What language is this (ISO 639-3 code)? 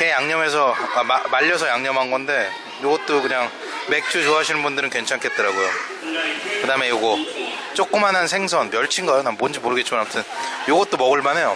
kor